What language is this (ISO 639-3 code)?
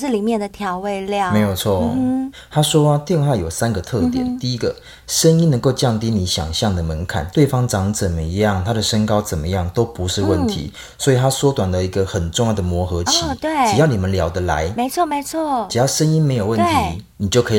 zho